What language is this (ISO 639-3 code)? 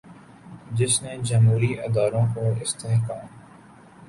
urd